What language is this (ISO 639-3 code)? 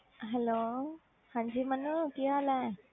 pan